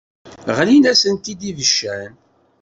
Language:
Kabyle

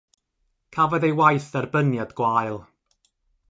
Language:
Welsh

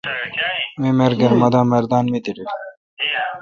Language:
Kalkoti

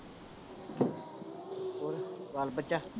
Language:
Punjabi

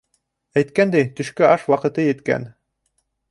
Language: Bashkir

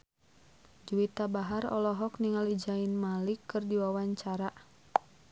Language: Sundanese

